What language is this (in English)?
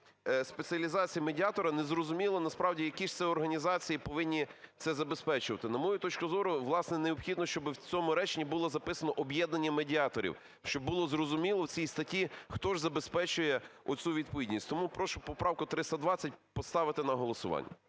Ukrainian